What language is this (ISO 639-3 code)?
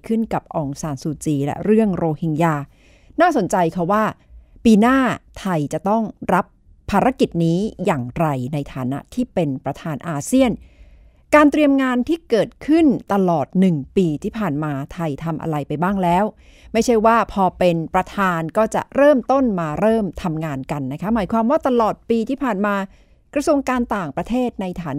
tha